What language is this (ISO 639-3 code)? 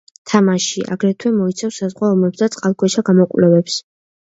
kat